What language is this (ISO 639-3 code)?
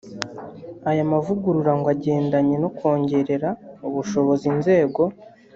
kin